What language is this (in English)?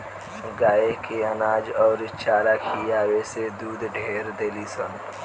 Bhojpuri